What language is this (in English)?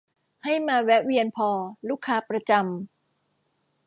Thai